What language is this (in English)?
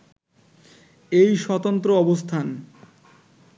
Bangla